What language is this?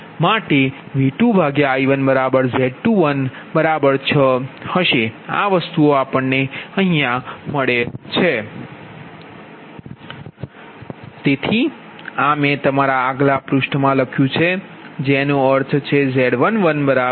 Gujarati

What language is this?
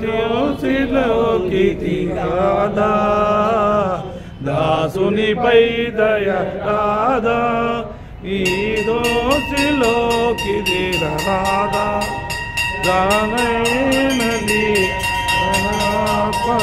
Telugu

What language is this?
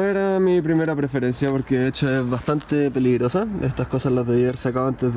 Spanish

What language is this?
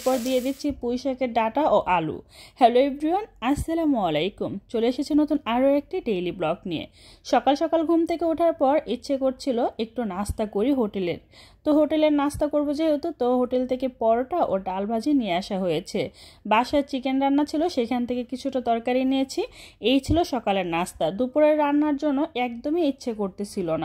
Arabic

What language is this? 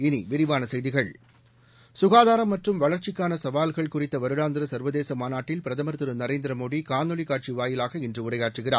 Tamil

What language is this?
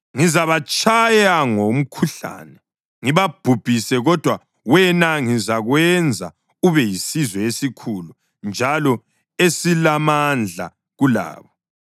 North Ndebele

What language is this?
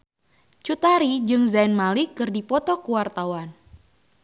Sundanese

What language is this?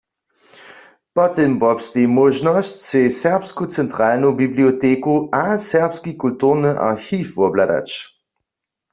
Upper Sorbian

